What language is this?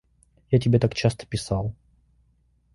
Russian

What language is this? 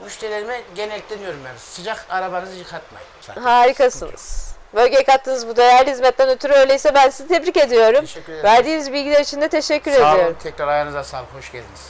Turkish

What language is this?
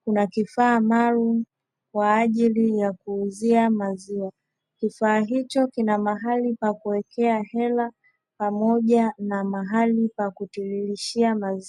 Swahili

